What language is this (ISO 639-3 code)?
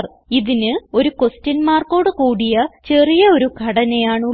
mal